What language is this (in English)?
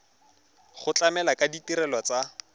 Tswana